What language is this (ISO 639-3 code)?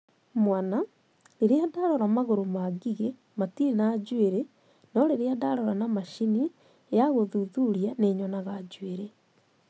kik